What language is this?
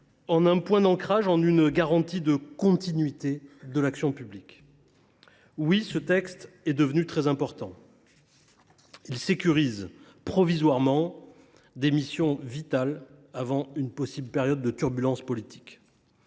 French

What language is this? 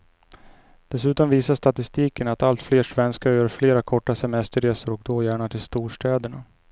Swedish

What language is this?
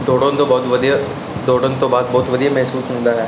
Punjabi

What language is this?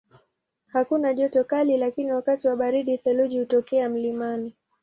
Swahili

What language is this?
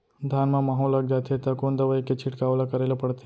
Chhattisgarhi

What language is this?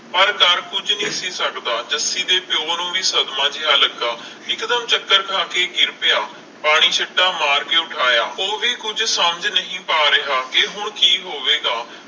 Punjabi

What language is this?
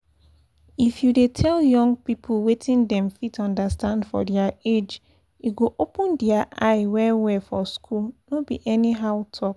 Nigerian Pidgin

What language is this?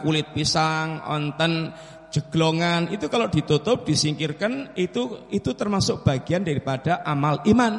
Indonesian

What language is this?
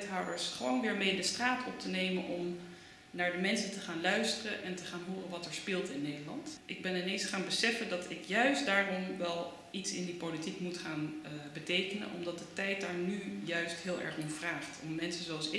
Dutch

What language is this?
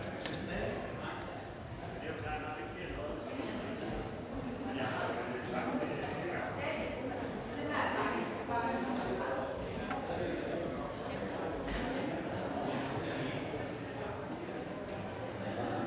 Danish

